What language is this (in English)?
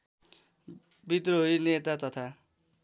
Nepali